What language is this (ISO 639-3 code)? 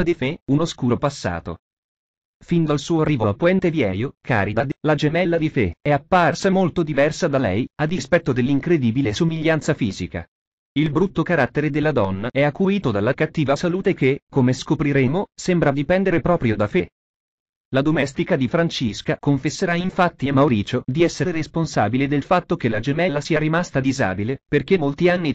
ita